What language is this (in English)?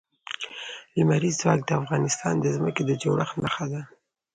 Pashto